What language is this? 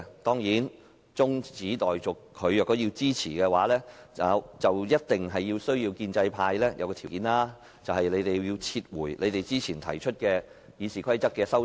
Cantonese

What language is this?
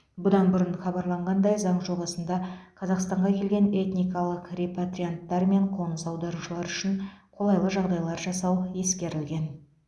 Kazakh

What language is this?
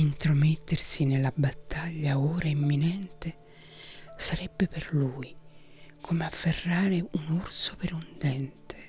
Italian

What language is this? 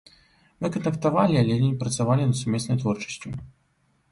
Belarusian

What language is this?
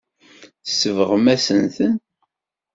Kabyle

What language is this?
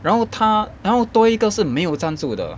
English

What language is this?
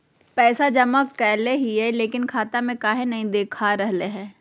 Magahi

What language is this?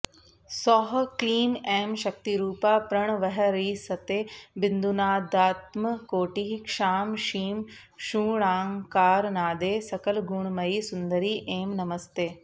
Sanskrit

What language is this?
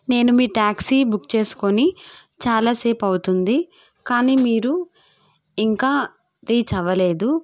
Telugu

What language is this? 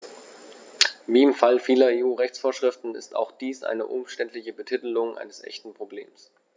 German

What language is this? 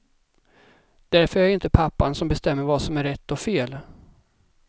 Swedish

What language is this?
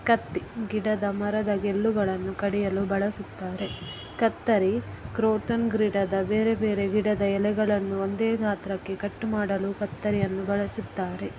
Kannada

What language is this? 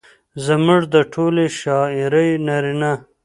Pashto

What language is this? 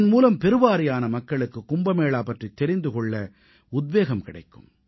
Tamil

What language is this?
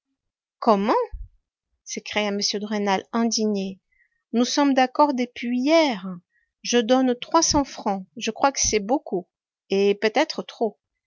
French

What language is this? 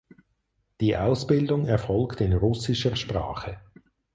German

